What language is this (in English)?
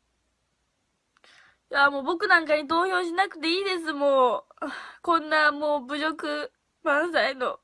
Japanese